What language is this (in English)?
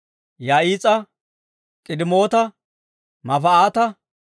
Dawro